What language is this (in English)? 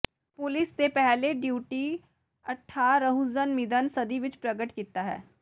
Punjabi